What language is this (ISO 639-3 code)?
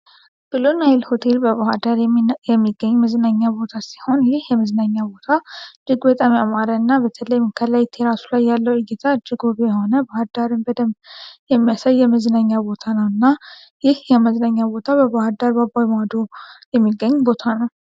amh